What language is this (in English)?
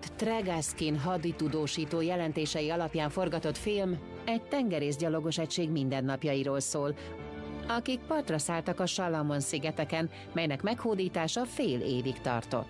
Hungarian